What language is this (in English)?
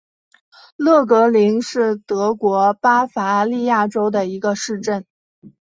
Chinese